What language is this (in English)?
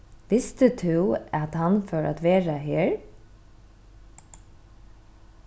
Faroese